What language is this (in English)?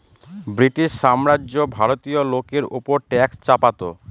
Bangla